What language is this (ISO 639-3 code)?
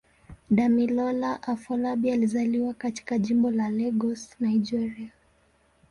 swa